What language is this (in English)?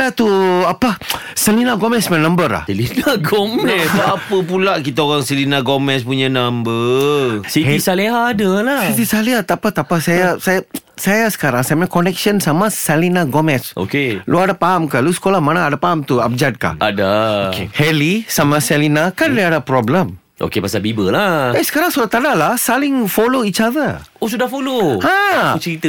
Malay